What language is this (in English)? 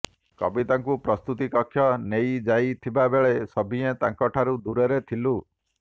Odia